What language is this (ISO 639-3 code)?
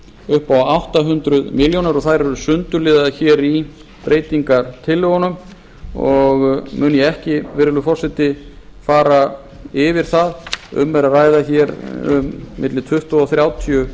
isl